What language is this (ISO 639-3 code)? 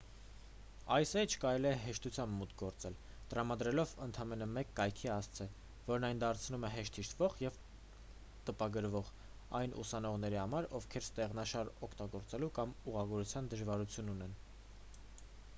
hye